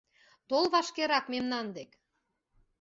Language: Mari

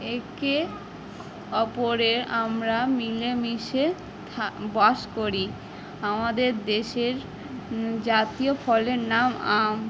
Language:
Bangla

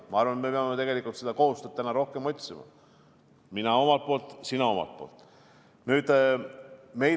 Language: Estonian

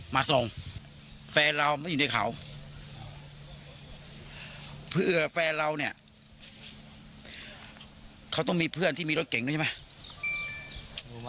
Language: Thai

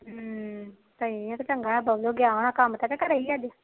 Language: Punjabi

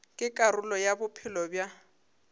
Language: Northern Sotho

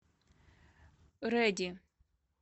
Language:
Russian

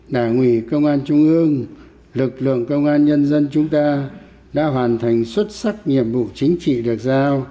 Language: Vietnamese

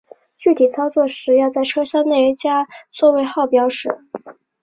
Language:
Chinese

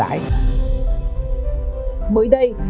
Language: Vietnamese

